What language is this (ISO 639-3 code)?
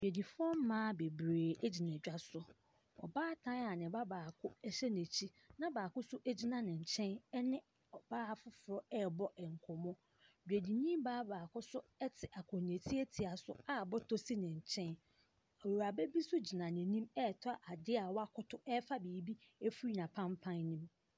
aka